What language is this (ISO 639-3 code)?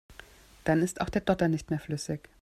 deu